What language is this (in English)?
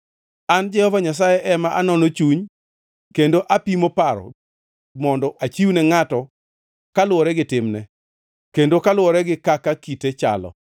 Luo (Kenya and Tanzania)